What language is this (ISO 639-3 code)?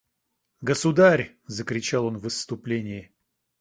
rus